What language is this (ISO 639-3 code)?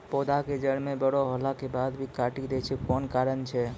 mai